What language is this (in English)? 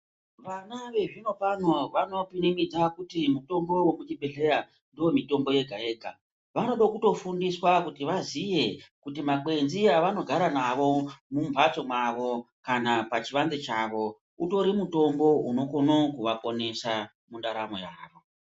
Ndau